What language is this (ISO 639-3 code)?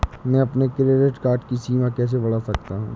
hin